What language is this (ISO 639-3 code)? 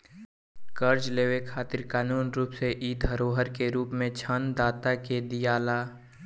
bho